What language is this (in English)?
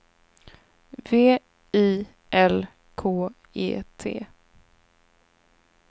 Swedish